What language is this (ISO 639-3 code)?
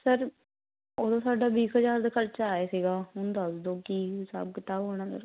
pan